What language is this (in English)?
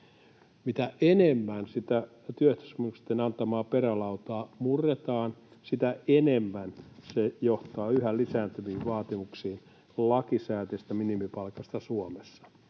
Finnish